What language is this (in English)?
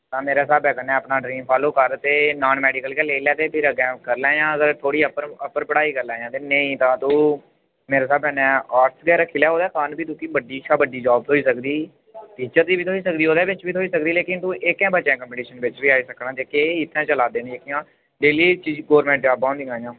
Dogri